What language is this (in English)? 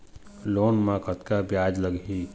Chhattisgarhi